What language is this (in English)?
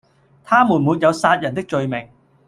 Cantonese